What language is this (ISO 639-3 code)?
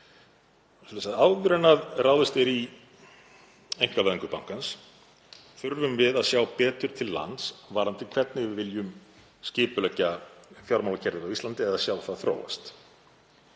isl